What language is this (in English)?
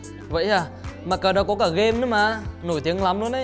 Vietnamese